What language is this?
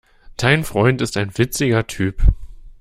German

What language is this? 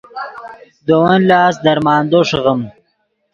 Yidgha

